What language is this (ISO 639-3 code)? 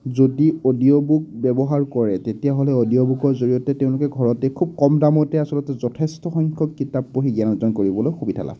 asm